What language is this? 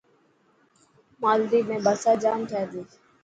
Dhatki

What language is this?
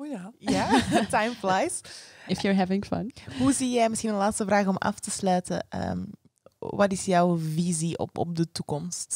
Dutch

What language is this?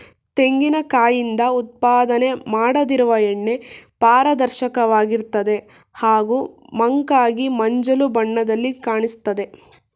Kannada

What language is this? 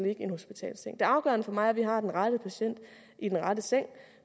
Danish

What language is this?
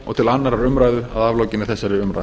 Icelandic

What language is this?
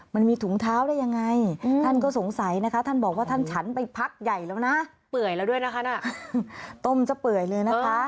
Thai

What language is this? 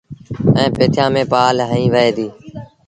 Sindhi Bhil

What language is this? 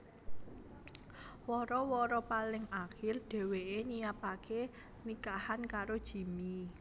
Javanese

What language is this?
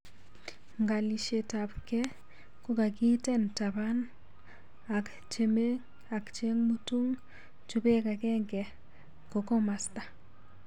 Kalenjin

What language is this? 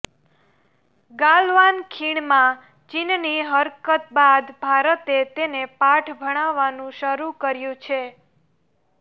Gujarati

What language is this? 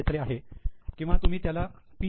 Marathi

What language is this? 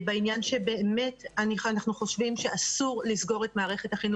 Hebrew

